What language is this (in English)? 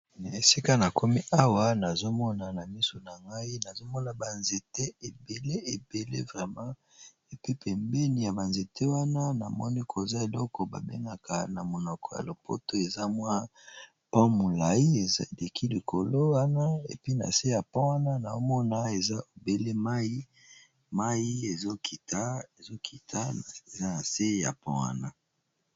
Lingala